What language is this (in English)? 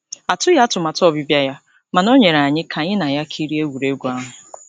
Igbo